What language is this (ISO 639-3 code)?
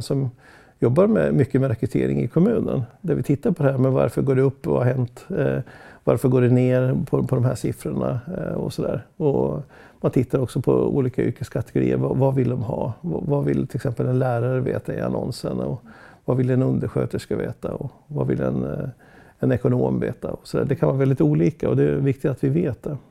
swe